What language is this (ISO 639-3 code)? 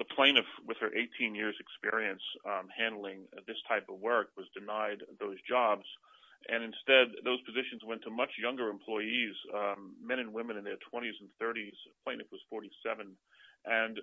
eng